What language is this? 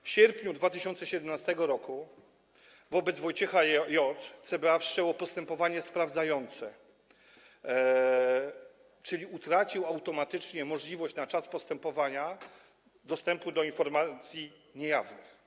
Polish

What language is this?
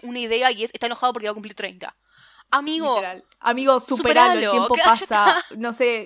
Spanish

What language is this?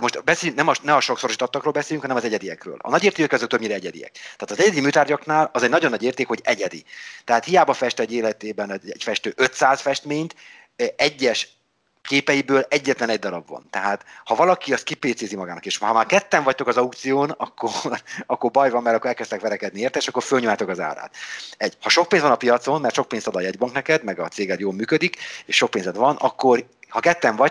Hungarian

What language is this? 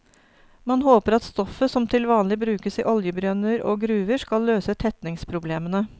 Norwegian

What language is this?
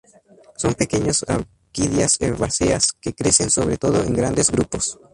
Spanish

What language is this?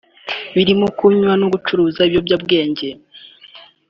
Kinyarwanda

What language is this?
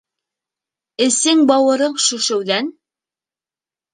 Bashkir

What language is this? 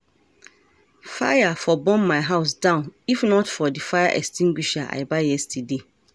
Nigerian Pidgin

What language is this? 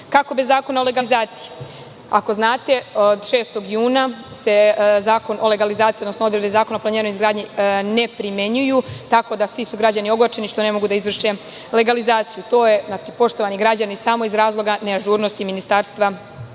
Serbian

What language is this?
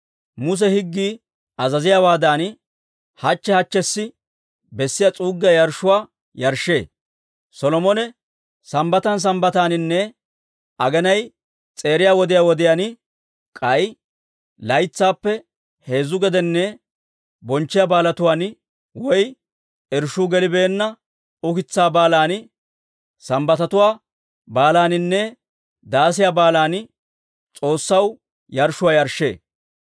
Dawro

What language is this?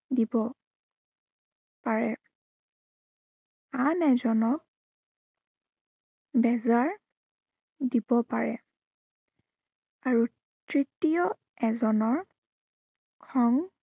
Assamese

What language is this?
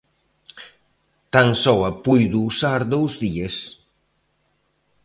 Galician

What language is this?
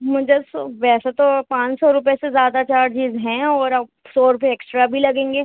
Urdu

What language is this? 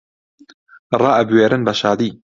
Central Kurdish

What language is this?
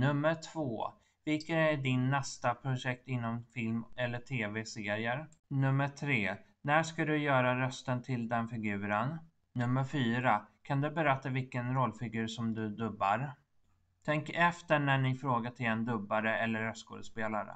Swedish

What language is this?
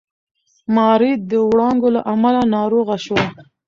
Pashto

